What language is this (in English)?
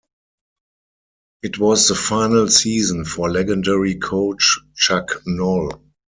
English